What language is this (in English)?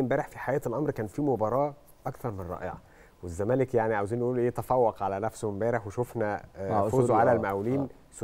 Arabic